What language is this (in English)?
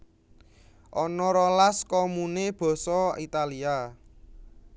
Javanese